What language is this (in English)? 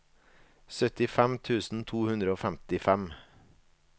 Norwegian